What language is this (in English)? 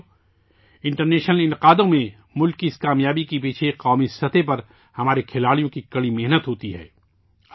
Urdu